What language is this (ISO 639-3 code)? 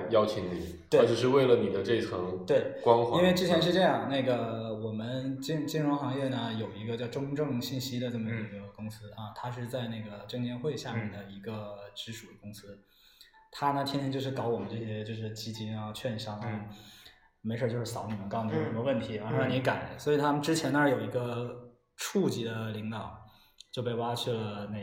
zho